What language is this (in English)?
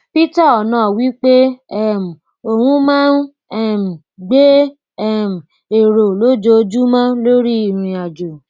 Yoruba